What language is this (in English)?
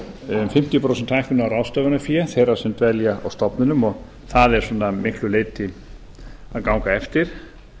Icelandic